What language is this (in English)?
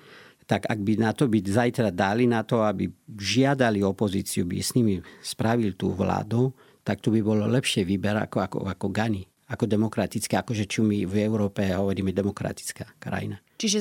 Slovak